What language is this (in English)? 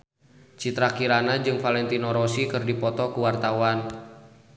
Sundanese